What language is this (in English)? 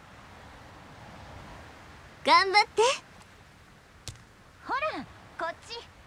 Japanese